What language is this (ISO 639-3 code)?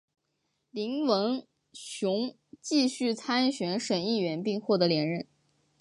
zho